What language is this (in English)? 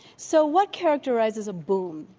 English